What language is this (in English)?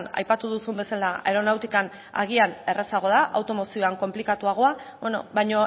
Basque